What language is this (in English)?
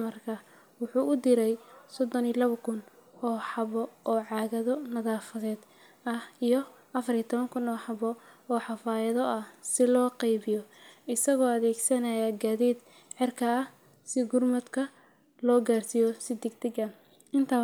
Somali